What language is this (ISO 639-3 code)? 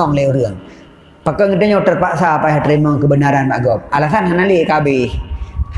msa